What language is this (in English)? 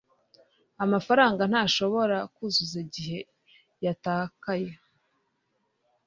Kinyarwanda